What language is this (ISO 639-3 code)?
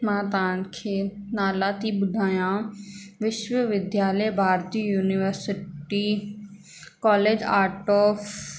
snd